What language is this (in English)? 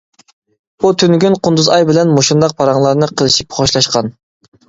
Uyghur